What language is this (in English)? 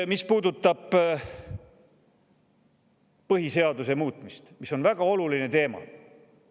Estonian